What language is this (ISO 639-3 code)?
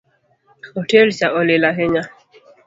luo